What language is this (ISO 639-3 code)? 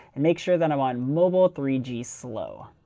eng